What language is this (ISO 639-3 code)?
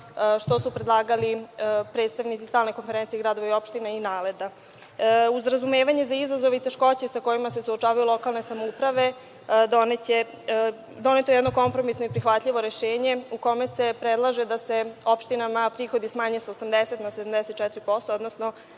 srp